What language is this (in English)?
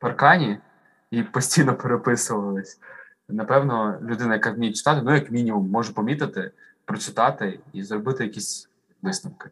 Ukrainian